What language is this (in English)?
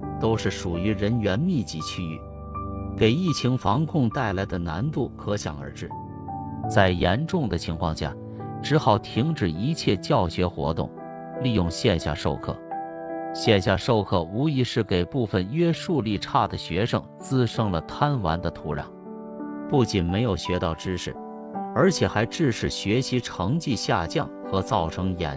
Chinese